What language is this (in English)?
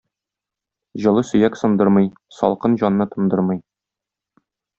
Tatar